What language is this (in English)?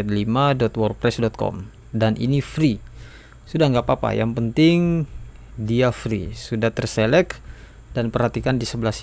Indonesian